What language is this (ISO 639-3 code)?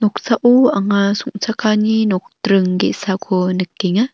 grt